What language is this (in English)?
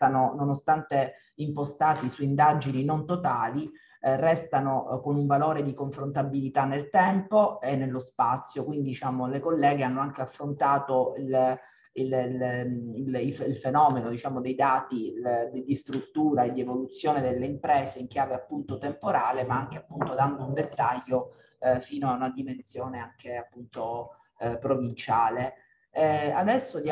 Italian